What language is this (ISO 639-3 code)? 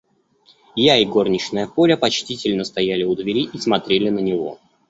rus